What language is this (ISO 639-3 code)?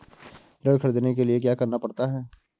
hin